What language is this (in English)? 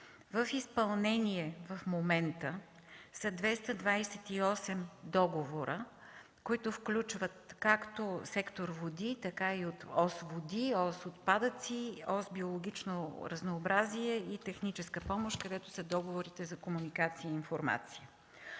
Bulgarian